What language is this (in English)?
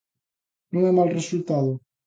Galician